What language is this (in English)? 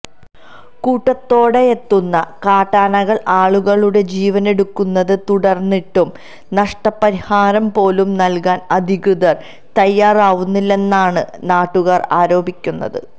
Malayalam